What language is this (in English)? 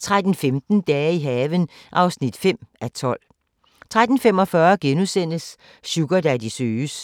Danish